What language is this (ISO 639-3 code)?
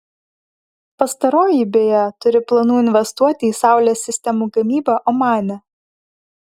lit